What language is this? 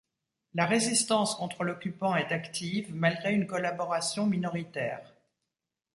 French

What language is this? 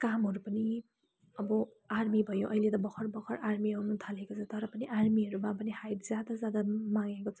Nepali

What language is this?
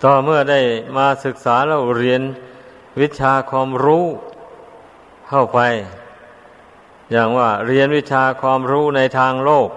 Thai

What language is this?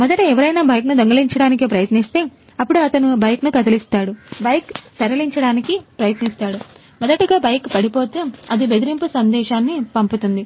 Telugu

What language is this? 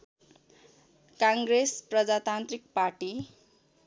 Nepali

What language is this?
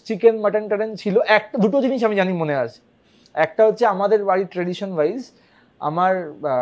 Bangla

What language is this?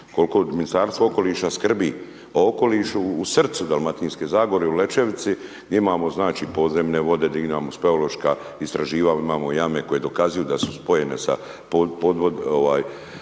Croatian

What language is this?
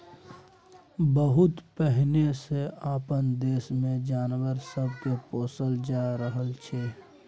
Maithili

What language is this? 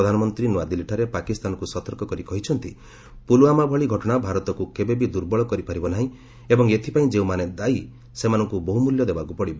Odia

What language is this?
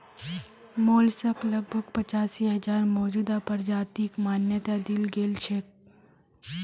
Magahi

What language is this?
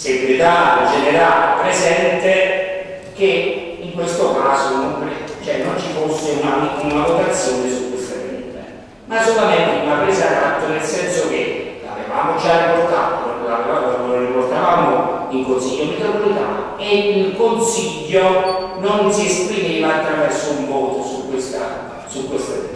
Italian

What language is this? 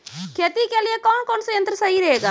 Maithili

